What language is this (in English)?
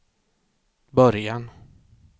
Swedish